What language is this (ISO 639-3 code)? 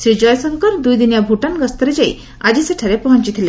ori